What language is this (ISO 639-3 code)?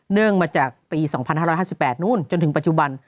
tha